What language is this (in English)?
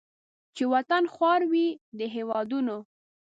Pashto